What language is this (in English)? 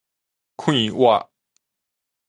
Min Nan Chinese